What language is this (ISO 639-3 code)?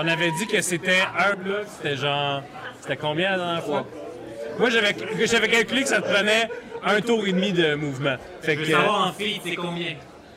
fra